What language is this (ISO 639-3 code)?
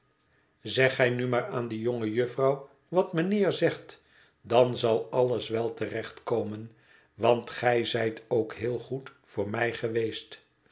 nld